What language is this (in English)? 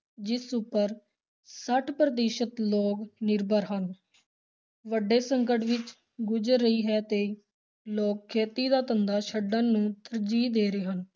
Punjabi